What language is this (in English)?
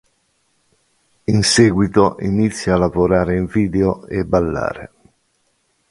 Italian